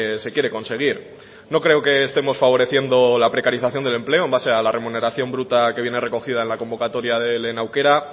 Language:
Spanish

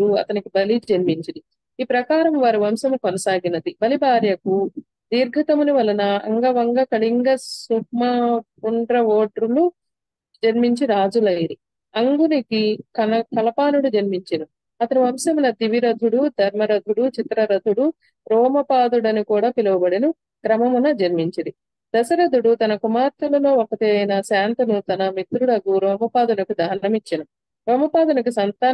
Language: Telugu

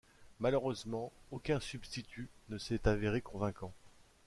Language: French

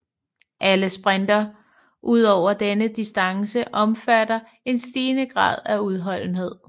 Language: Danish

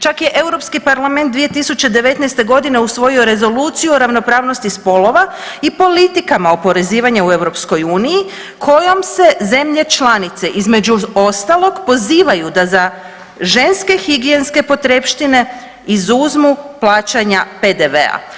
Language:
Croatian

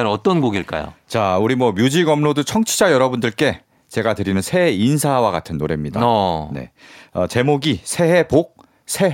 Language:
Korean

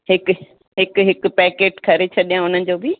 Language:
Sindhi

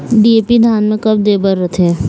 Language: Chhattisgarhi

